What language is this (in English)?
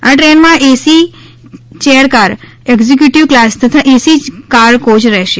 Gujarati